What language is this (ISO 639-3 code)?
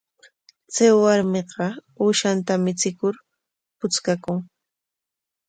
qwa